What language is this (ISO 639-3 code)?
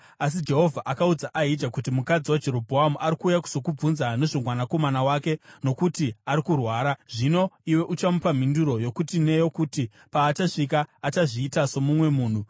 sna